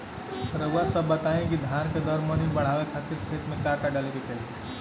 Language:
Bhojpuri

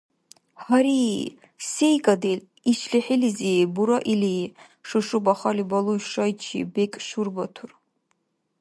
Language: Dargwa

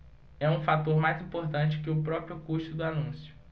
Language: Portuguese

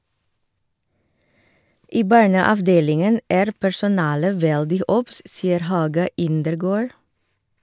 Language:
Norwegian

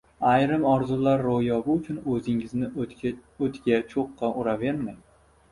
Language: Uzbek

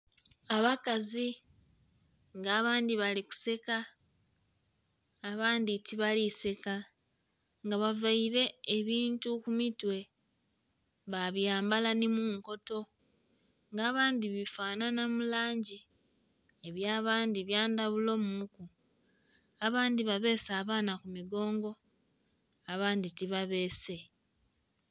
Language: Soga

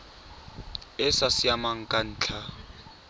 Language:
Tswana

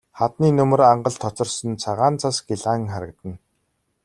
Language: Mongolian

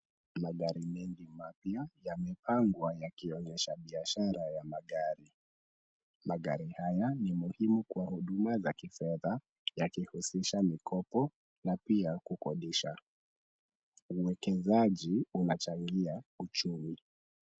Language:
Swahili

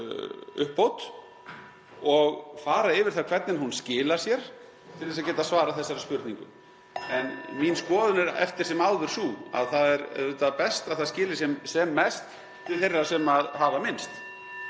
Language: Icelandic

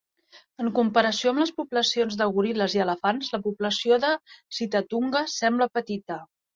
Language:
Catalan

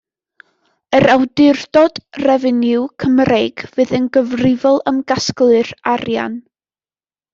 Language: Welsh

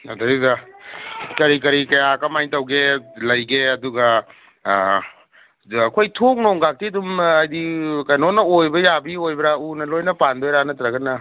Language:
Manipuri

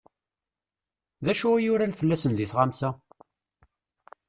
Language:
Kabyle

